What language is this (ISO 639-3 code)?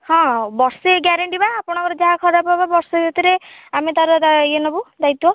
ori